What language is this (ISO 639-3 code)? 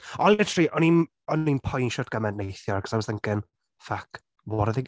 cym